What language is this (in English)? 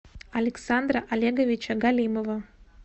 Russian